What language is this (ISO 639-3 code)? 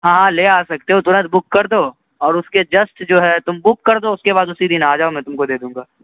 urd